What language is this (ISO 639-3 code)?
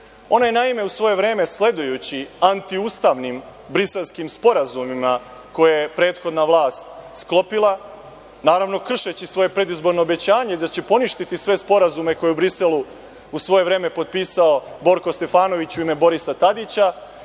srp